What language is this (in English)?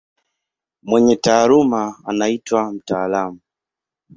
Swahili